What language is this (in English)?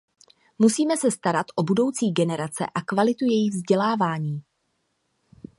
Czech